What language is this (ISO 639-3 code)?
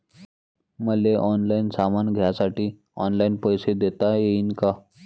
mar